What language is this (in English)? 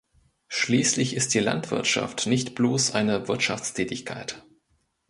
German